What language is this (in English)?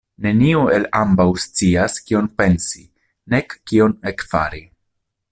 Esperanto